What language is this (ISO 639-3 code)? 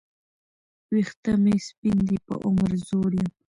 pus